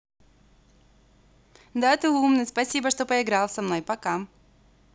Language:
Russian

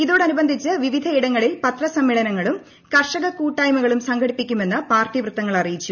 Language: Malayalam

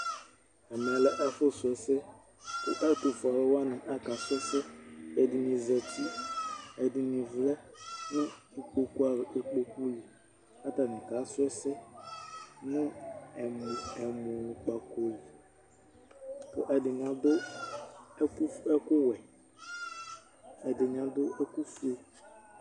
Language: Ikposo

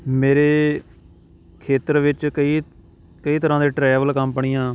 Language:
Punjabi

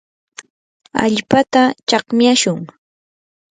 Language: Yanahuanca Pasco Quechua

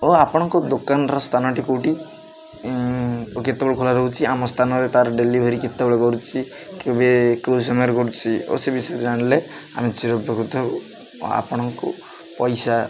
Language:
Odia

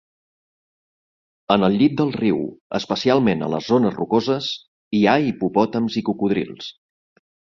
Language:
Catalan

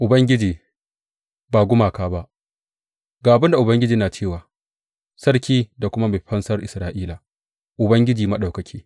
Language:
Hausa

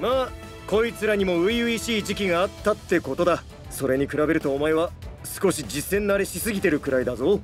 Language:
Japanese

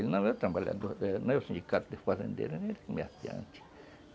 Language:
Portuguese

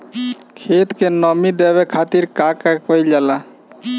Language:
Bhojpuri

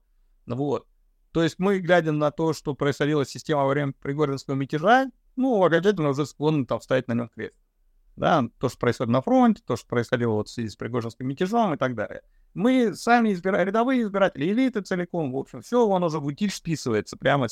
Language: Russian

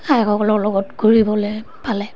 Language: Assamese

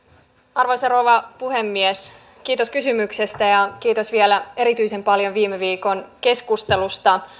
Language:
Finnish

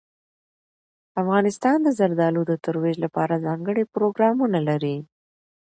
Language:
Pashto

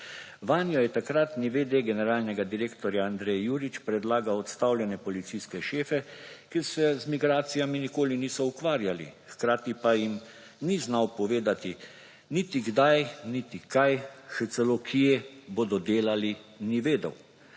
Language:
Slovenian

